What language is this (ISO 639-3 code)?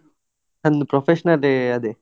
kan